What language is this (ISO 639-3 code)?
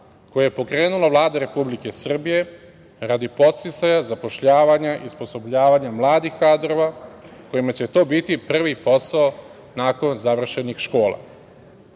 srp